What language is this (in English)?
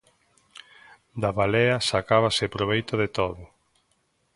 Galician